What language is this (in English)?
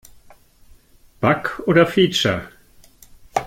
German